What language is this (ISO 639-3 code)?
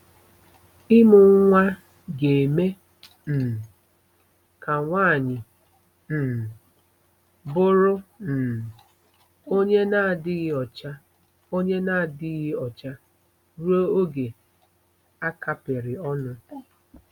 ibo